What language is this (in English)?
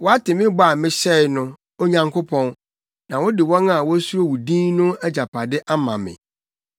Akan